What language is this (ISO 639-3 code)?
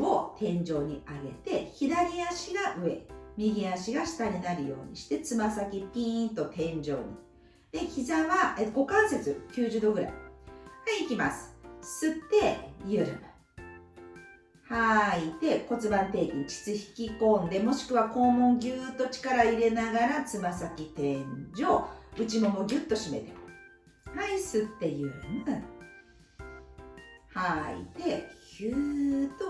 jpn